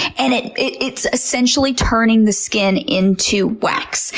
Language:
English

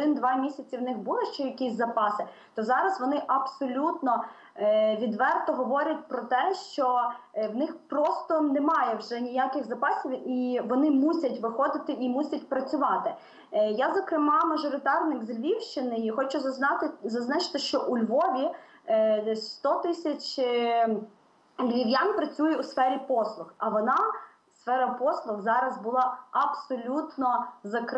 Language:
Ukrainian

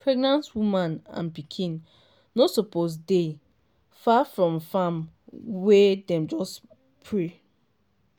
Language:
Nigerian Pidgin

